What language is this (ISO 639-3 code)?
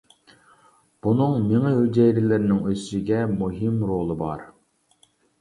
uig